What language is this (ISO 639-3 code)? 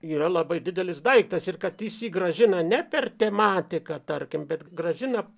lit